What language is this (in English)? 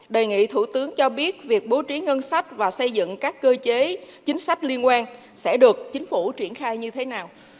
Vietnamese